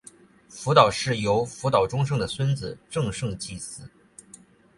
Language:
Chinese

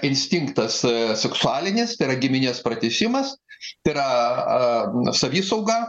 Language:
Lithuanian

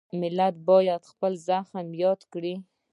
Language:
Pashto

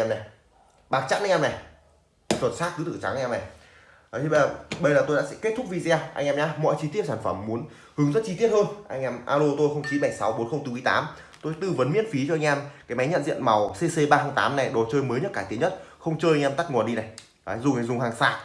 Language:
Vietnamese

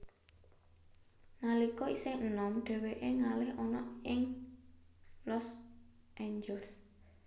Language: Javanese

